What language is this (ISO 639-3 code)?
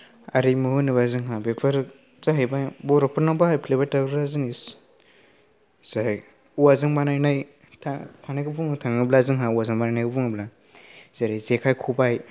brx